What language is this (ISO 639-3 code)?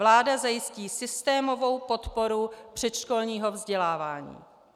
ces